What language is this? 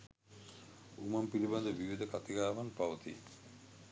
Sinhala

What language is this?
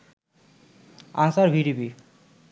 Bangla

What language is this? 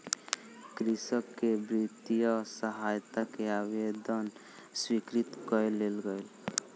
Maithili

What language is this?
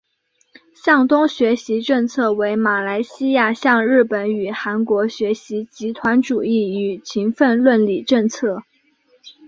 Chinese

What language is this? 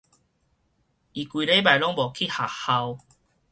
Min Nan Chinese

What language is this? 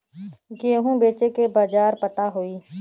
Bhojpuri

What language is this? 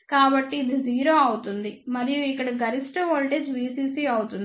Telugu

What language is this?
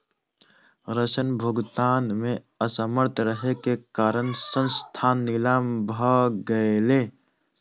Maithili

